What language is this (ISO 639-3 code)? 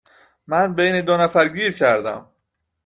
fas